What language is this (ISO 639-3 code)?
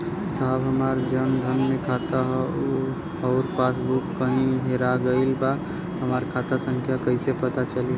bho